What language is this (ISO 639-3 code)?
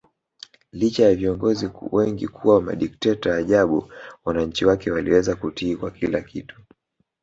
swa